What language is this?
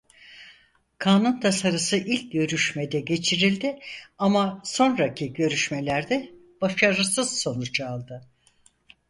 Turkish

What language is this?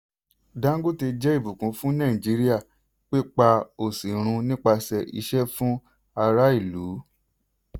Yoruba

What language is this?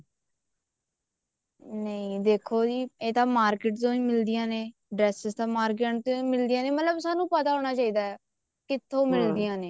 Punjabi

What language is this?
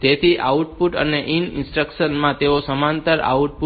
Gujarati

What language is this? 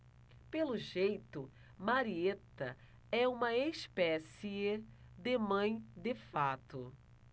Portuguese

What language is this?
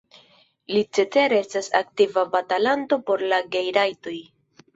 Esperanto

